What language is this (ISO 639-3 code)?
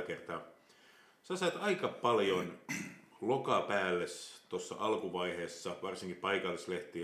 fin